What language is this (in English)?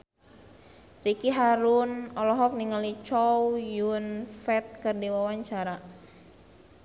Sundanese